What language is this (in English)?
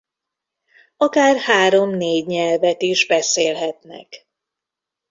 Hungarian